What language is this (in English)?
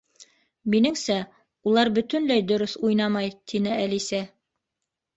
Bashkir